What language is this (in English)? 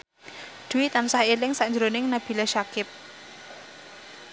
Javanese